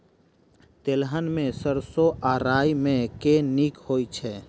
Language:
Maithili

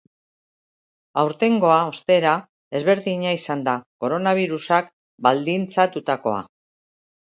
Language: Basque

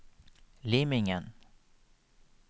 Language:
Norwegian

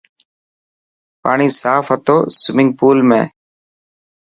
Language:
Dhatki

